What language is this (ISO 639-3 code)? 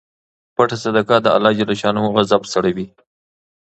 pus